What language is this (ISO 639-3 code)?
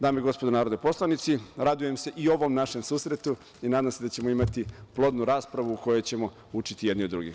srp